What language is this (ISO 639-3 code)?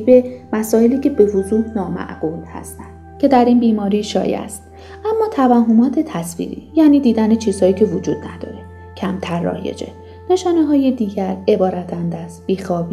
fas